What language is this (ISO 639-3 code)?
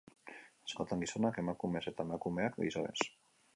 eus